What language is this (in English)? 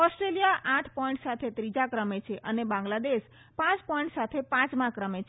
Gujarati